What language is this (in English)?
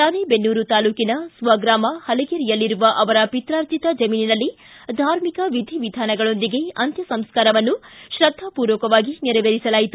Kannada